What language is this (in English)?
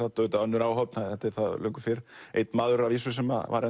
Icelandic